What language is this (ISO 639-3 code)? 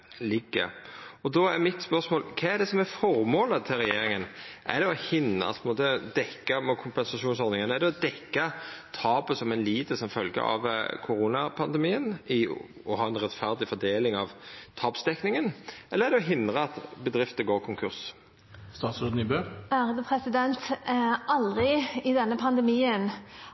nor